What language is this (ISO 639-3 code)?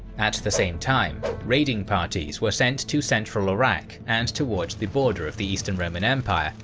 eng